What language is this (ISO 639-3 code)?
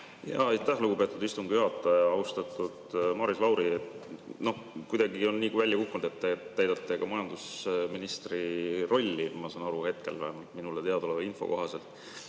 est